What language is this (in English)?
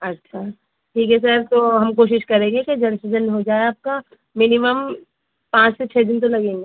Urdu